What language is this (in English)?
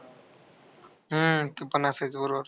Marathi